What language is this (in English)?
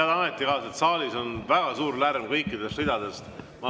Estonian